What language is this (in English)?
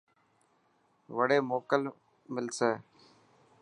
Dhatki